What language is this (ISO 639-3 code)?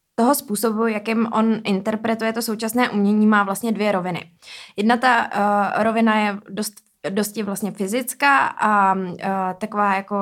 ces